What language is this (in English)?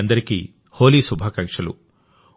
Telugu